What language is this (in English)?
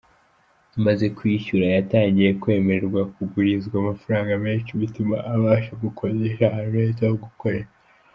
Kinyarwanda